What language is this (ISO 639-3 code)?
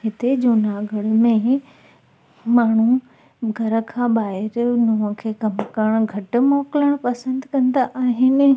snd